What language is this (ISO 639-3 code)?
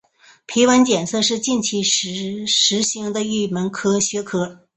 zho